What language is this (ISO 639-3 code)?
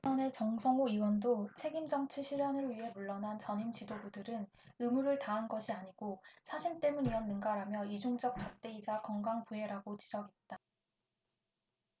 kor